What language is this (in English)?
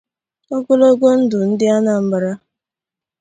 Igbo